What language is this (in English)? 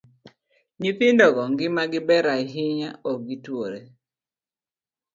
Luo (Kenya and Tanzania)